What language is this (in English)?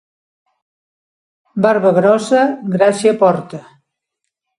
Catalan